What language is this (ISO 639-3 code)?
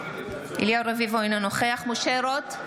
heb